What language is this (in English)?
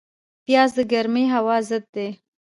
Pashto